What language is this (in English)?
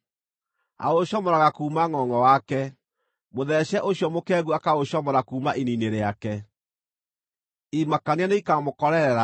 Kikuyu